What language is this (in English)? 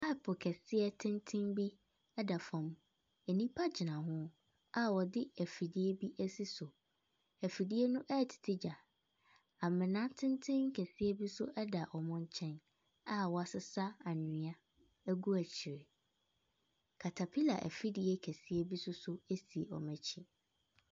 Akan